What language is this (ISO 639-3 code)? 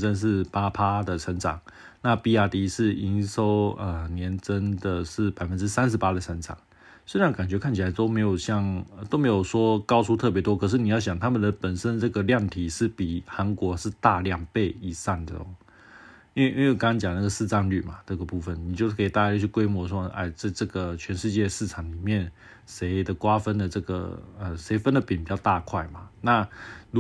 zho